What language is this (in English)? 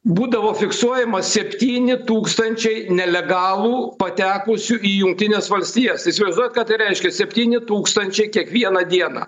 Lithuanian